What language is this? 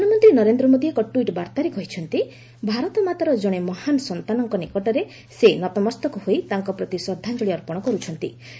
Odia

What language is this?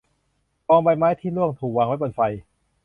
Thai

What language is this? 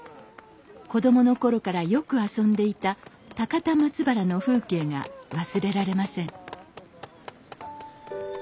Japanese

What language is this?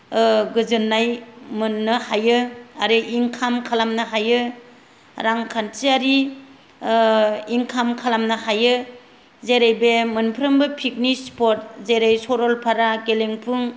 Bodo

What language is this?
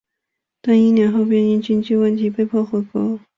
Chinese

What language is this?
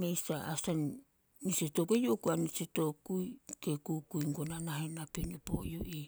Solos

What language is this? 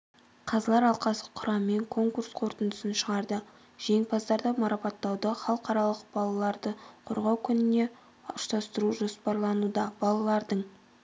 Kazakh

